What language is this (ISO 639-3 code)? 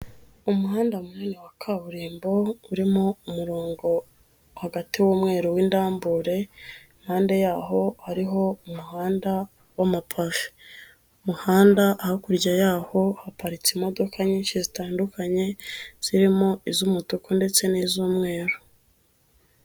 kin